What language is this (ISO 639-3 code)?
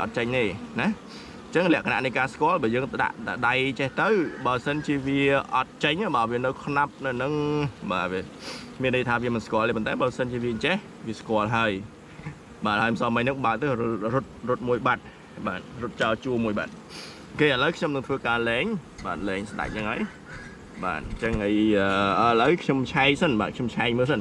vie